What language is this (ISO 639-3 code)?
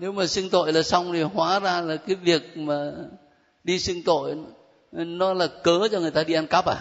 vie